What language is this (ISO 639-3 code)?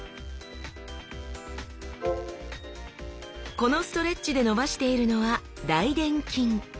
jpn